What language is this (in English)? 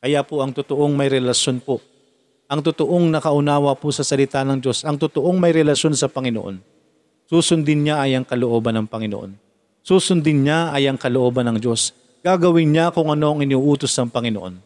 Filipino